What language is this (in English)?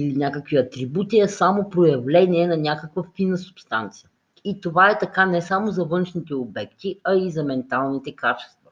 Bulgarian